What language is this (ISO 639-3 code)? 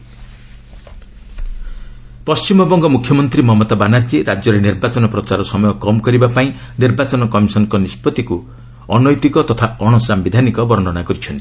ori